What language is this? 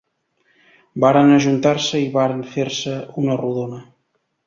Catalan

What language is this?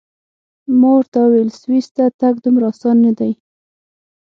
Pashto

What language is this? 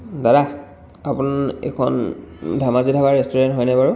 Assamese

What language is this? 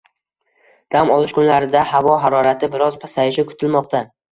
Uzbek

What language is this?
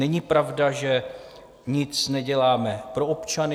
Czech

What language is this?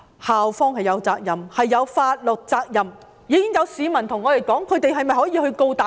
Cantonese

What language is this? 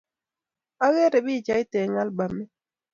Kalenjin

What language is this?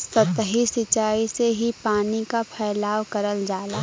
Bhojpuri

